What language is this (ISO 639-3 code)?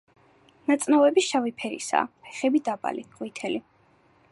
kat